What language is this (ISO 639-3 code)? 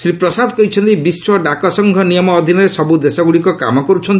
ori